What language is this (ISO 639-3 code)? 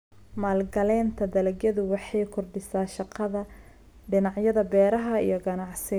som